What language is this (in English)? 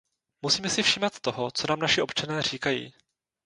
Czech